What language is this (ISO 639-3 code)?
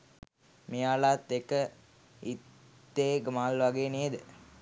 sin